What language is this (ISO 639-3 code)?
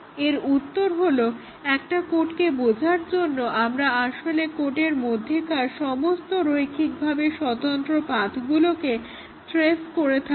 ben